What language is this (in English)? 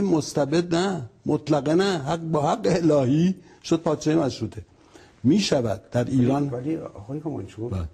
Persian